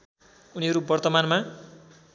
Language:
Nepali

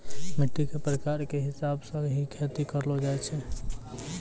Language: Maithili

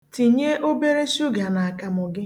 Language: Igbo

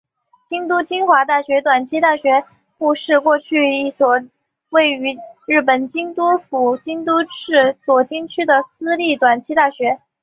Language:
Chinese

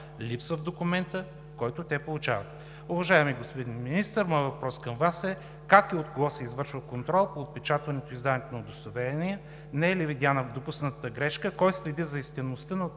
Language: Bulgarian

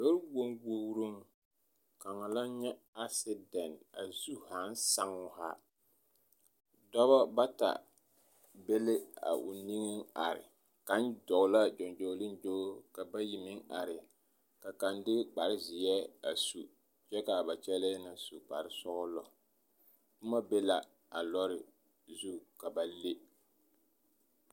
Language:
Southern Dagaare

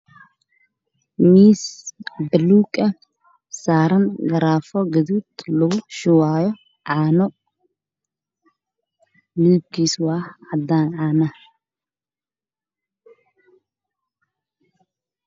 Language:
Somali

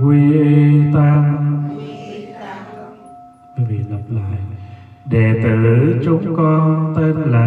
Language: Vietnamese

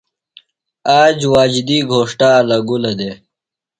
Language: Phalura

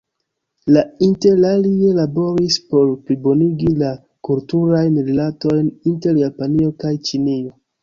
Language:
Esperanto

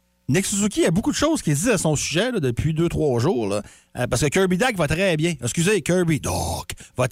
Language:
French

